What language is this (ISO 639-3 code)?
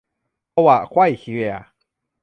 tha